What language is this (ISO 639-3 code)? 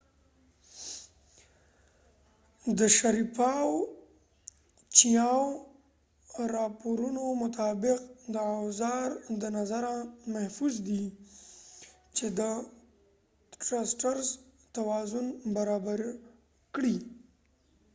pus